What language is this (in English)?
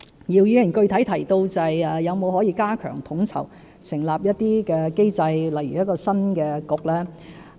Cantonese